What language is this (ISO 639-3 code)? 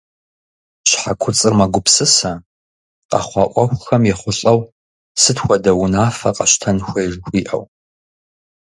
kbd